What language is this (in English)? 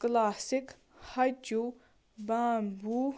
Kashmiri